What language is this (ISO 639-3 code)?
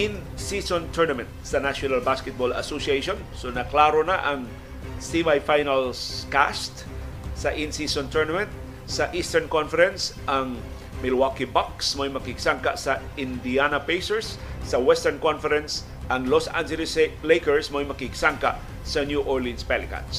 fil